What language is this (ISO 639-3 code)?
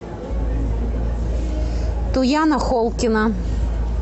rus